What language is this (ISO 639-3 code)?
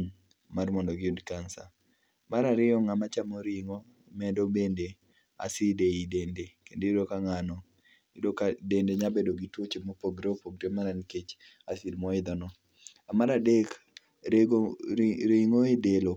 luo